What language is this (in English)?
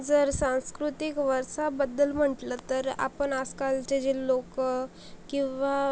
Marathi